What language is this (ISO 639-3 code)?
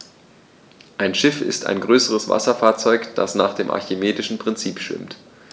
deu